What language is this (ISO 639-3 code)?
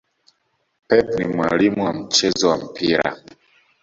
swa